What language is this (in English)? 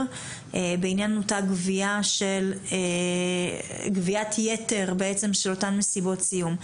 Hebrew